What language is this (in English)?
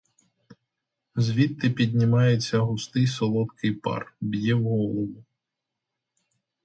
Ukrainian